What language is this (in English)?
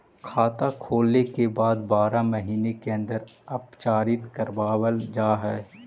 Magahi